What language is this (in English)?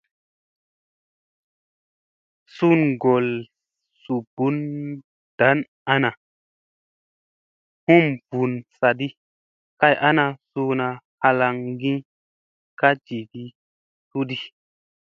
Musey